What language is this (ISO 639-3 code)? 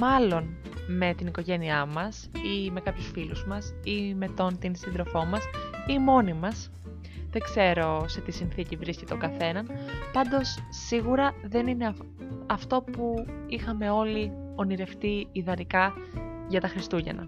ell